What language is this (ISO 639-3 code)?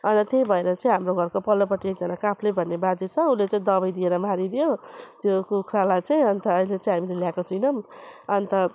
nep